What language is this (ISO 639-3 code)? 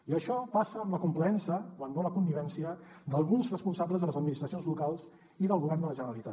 cat